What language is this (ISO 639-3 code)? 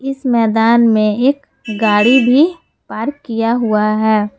hin